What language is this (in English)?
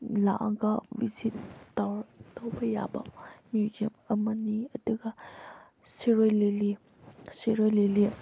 Manipuri